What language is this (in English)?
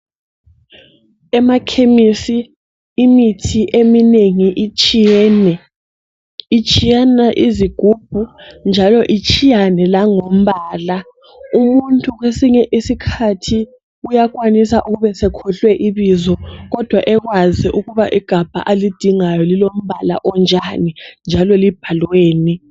North Ndebele